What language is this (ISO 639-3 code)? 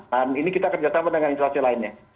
ind